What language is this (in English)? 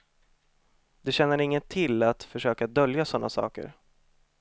Swedish